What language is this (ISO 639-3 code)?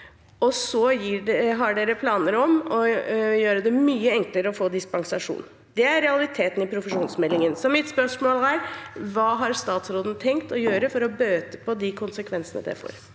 nor